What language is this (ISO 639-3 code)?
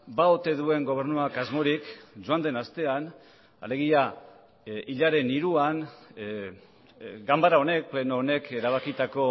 eus